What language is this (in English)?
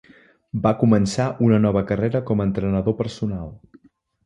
Catalan